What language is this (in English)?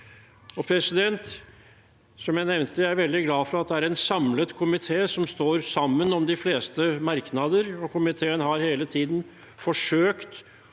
Norwegian